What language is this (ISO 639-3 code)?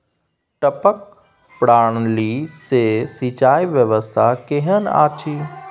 mai